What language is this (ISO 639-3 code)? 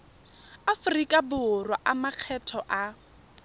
tsn